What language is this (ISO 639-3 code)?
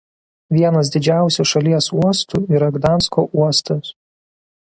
lit